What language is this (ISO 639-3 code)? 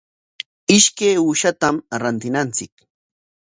qwa